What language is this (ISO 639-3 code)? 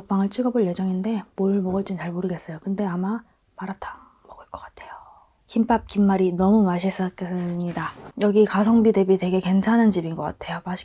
kor